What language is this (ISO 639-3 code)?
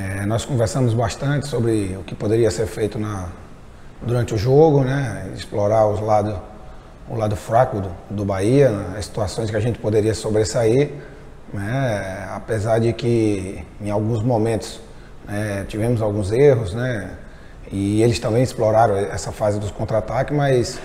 por